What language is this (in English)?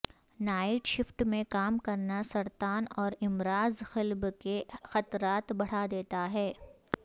Urdu